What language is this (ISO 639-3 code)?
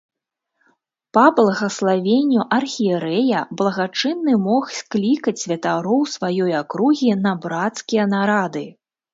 bel